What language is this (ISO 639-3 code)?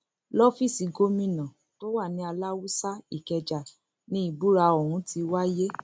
yor